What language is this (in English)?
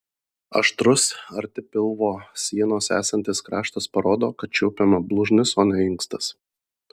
Lithuanian